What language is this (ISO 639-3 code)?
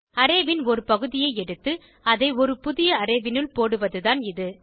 tam